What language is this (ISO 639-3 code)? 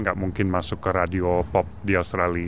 ind